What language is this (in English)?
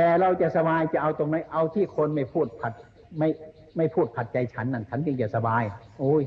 Thai